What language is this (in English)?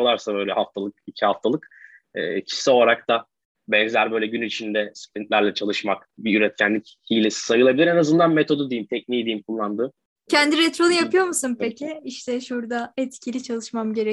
Turkish